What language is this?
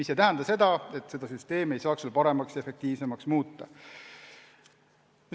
Estonian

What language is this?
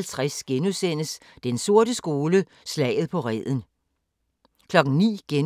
Danish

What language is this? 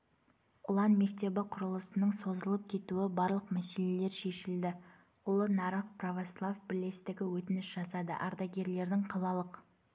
Kazakh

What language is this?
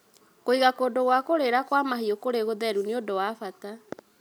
Kikuyu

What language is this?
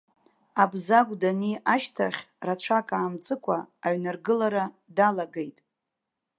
Abkhazian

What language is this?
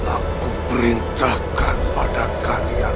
Indonesian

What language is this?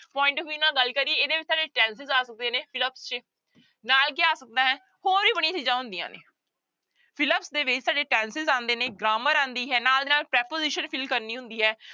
Punjabi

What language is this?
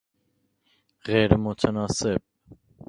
Persian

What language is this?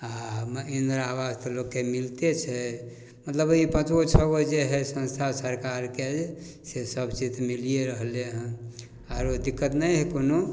Maithili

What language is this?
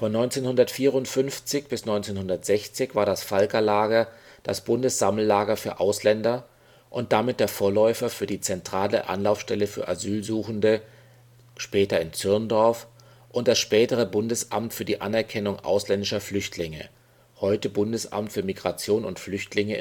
German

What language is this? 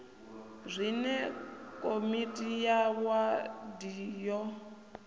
Venda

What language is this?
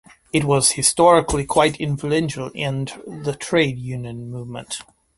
English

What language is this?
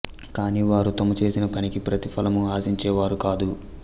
Telugu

